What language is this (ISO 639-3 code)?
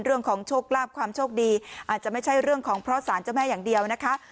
tha